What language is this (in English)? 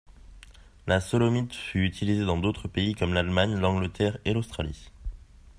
French